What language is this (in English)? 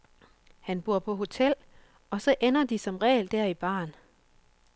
Danish